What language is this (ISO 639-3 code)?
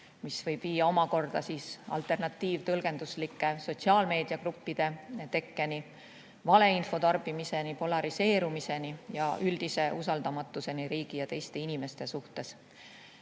est